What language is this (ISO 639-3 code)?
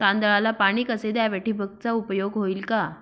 mar